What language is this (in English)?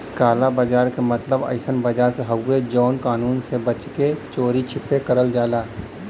Bhojpuri